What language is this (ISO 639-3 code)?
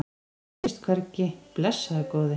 isl